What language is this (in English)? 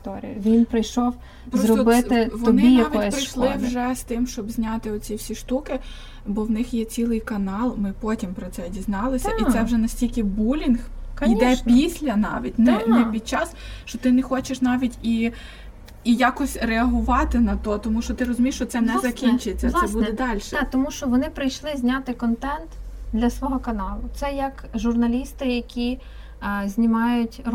Ukrainian